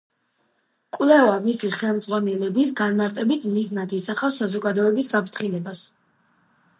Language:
Georgian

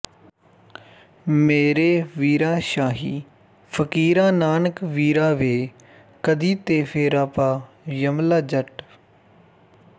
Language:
Punjabi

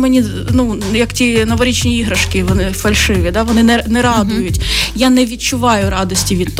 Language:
Ukrainian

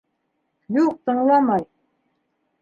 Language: Bashkir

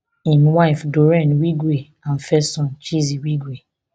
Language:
Nigerian Pidgin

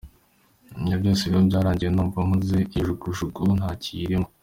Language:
Kinyarwanda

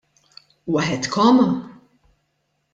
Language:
Maltese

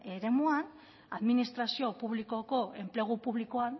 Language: Basque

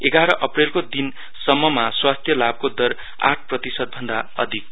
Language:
Nepali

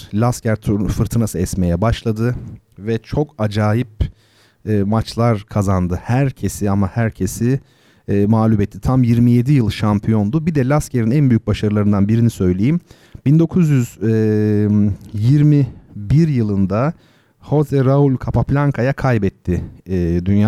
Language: Turkish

